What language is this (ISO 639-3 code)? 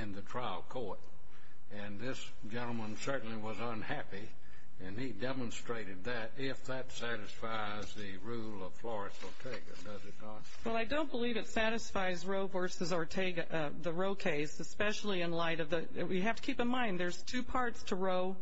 eng